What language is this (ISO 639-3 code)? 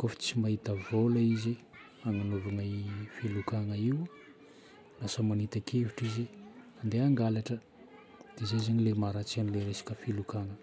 bmm